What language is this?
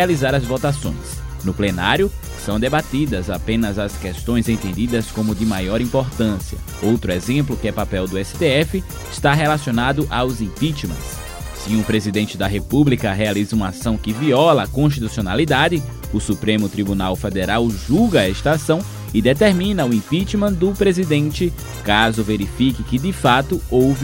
Portuguese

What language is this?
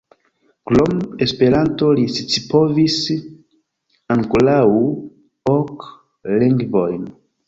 Esperanto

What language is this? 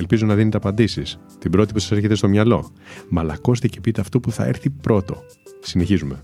Greek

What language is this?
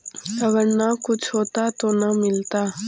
Magahi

